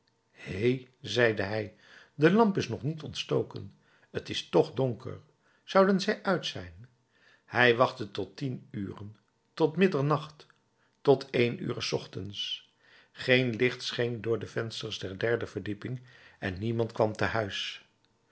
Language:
Dutch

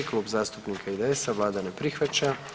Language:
Croatian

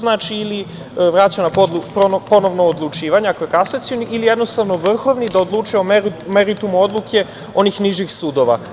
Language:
Serbian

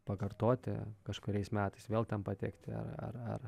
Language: Lithuanian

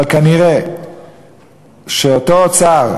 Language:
Hebrew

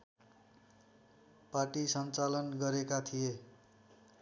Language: Nepali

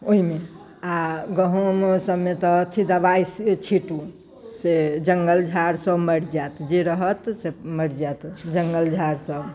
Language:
Maithili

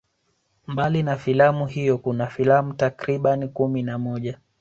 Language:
Swahili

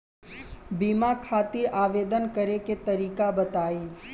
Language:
Bhojpuri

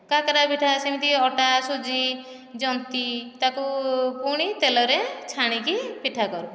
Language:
Odia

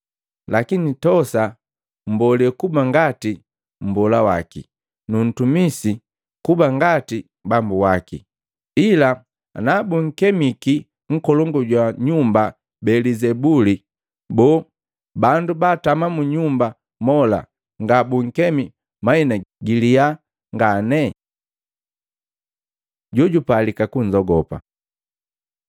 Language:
Matengo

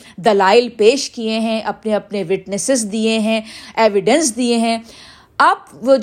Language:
Urdu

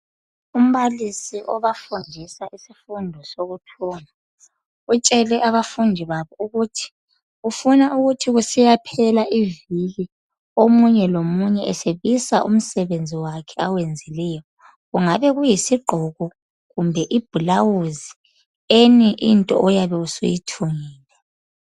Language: North Ndebele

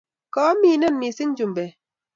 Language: Kalenjin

